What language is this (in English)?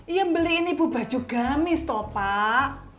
Indonesian